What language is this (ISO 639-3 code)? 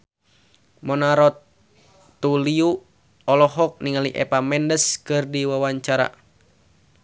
sun